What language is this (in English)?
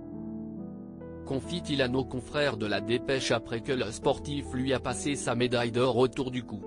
French